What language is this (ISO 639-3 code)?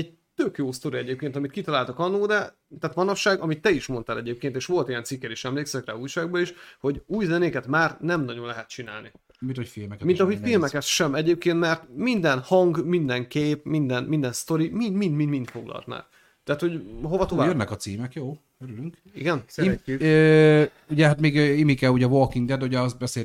hun